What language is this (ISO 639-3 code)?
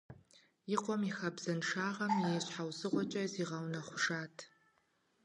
kbd